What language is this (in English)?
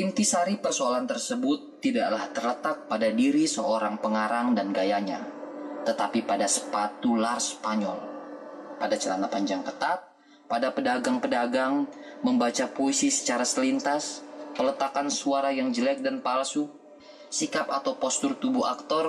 Indonesian